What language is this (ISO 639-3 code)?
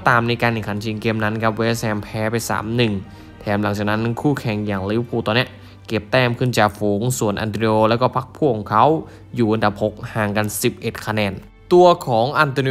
tha